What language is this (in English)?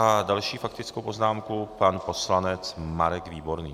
Czech